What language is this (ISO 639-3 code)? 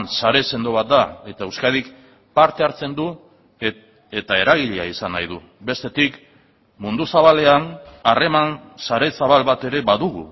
eus